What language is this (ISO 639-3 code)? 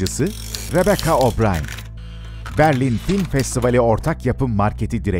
tur